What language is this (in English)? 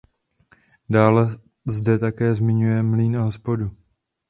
Czech